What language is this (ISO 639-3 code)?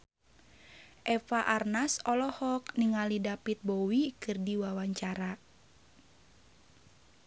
sun